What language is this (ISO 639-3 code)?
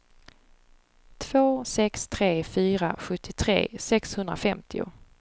swe